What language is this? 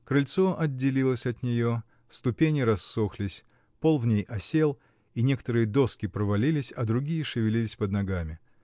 Russian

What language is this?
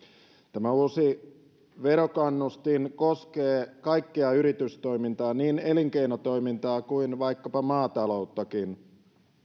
Finnish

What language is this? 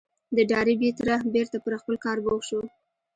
Pashto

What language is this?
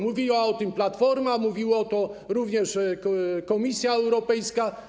Polish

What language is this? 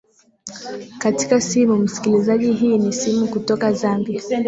Swahili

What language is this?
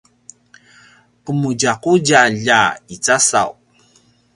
Paiwan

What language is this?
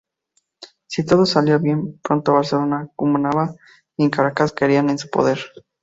Spanish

